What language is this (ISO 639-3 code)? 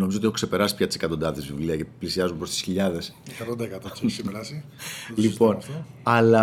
ell